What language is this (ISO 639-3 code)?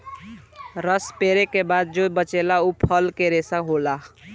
bho